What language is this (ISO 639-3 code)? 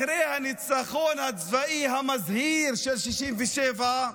heb